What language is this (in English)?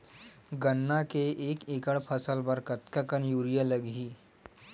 Chhattisgarhi